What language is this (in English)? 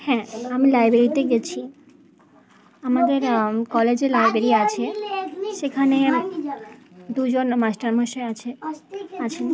Bangla